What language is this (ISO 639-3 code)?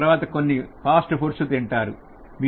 tel